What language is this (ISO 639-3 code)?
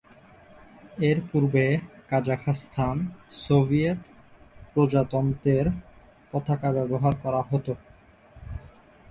ben